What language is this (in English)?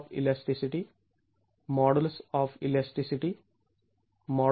Marathi